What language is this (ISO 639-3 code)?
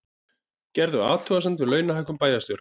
isl